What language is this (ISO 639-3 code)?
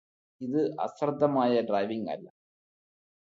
mal